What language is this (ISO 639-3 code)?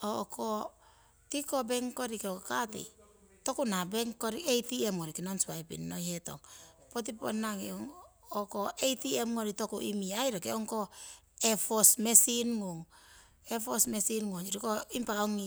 siw